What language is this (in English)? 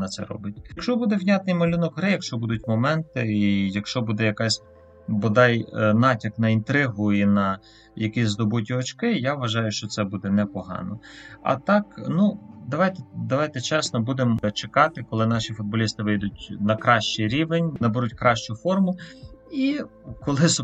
Ukrainian